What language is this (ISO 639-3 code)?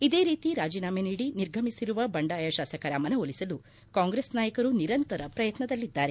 kan